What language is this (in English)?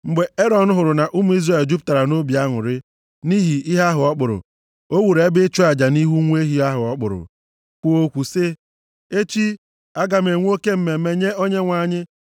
Igbo